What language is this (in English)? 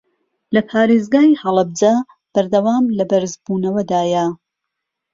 Central Kurdish